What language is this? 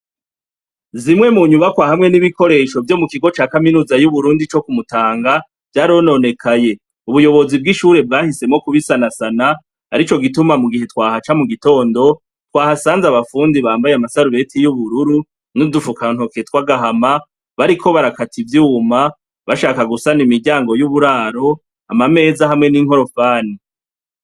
Rundi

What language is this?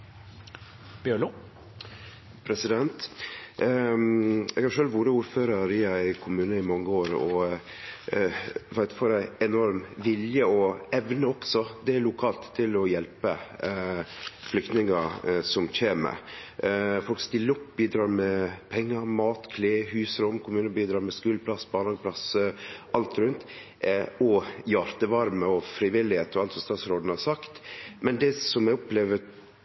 Norwegian Nynorsk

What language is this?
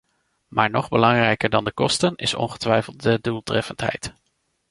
Dutch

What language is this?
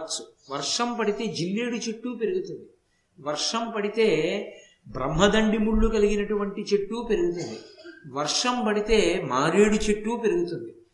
Telugu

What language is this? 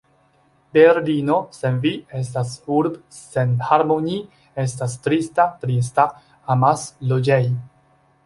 Esperanto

